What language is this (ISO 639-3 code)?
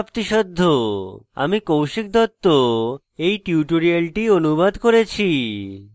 ben